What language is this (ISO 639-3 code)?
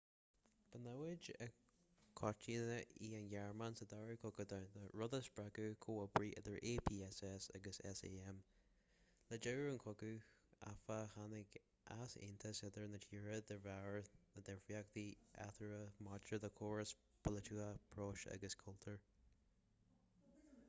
gle